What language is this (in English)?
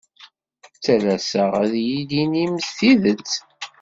Kabyle